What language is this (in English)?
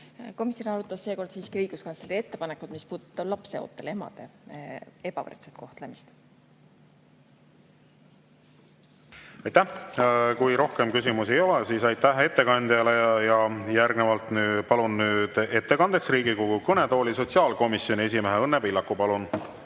Estonian